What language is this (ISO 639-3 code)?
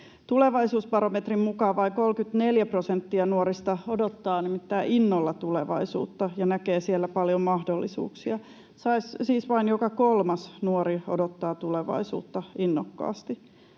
fin